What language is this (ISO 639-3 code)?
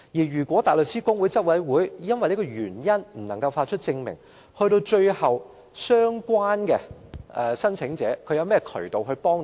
yue